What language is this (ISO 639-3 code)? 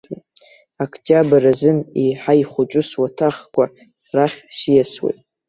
abk